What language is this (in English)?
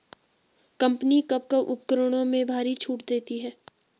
Hindi